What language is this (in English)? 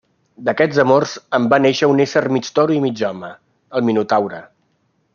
Catalan